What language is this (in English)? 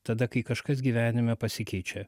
Lithuanian